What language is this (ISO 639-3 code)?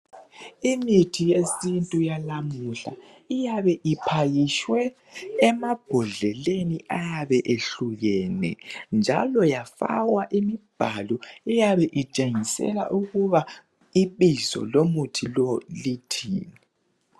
nde